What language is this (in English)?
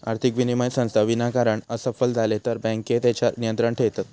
Marathi